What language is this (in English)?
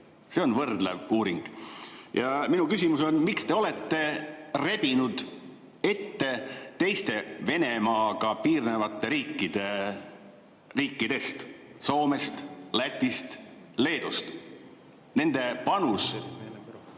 Estonian